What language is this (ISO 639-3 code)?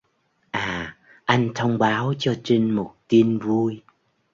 vie